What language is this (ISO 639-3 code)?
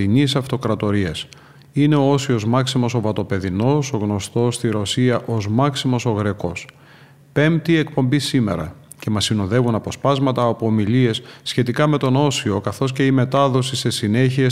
ell